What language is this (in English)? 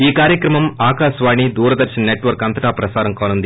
Telugu